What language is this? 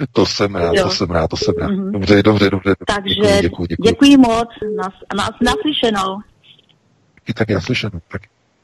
Czech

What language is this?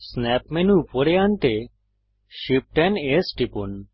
Bangla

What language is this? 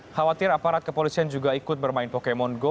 Indonesian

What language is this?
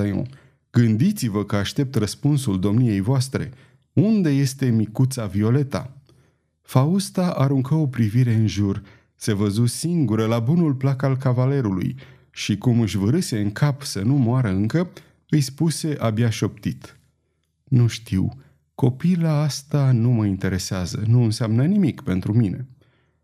Romanian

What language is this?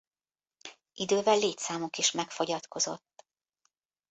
Hungarian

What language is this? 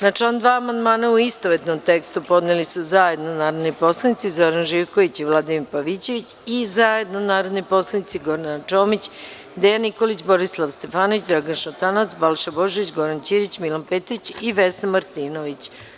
Serbian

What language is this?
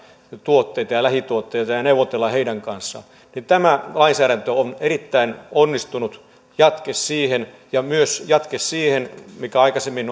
Finnish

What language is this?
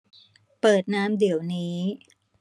Thai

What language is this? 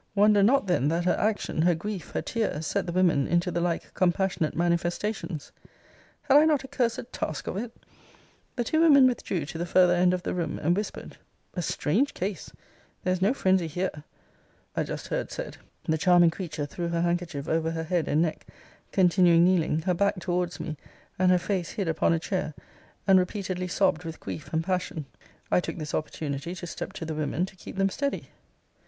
English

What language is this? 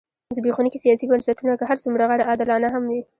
Pashto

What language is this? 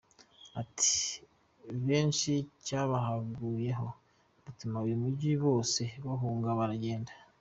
Kinyarwanda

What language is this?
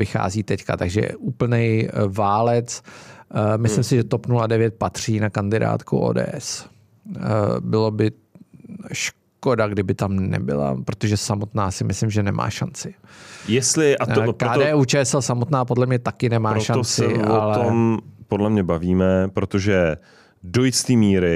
Czech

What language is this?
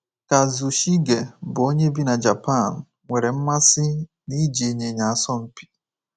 Igbo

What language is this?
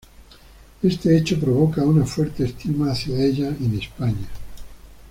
Spanish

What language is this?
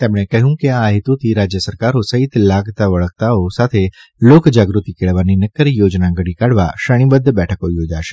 Gujarati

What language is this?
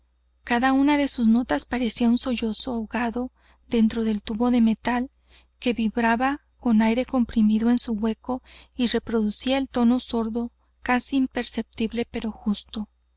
Spanish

